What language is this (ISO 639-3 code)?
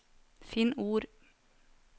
nor